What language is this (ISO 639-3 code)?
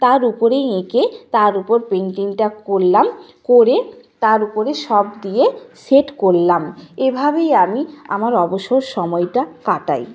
ben